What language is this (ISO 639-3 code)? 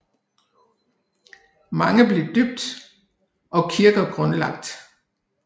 dan